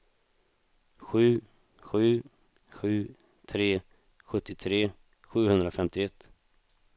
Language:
Swedish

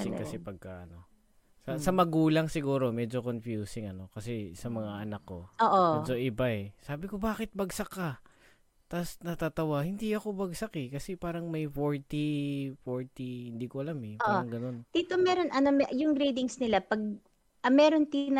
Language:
Filipino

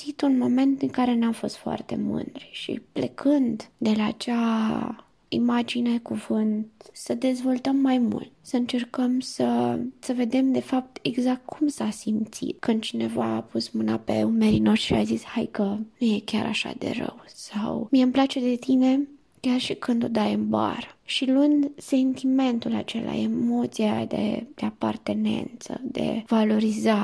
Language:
Romanian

